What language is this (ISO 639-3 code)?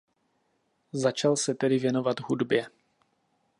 ces